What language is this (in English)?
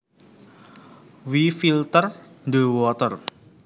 Javanese